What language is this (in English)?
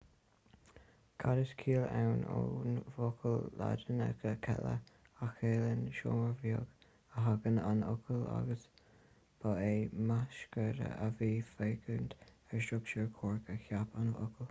Irish